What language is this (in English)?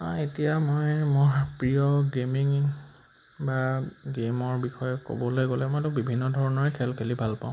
Assamese